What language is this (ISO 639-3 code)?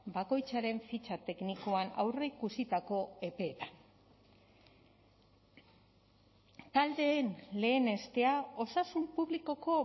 eus